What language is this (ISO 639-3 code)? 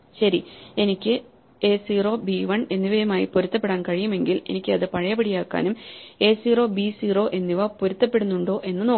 mal